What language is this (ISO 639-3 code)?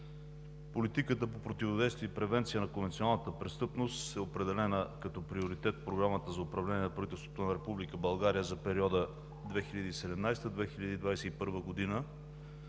bul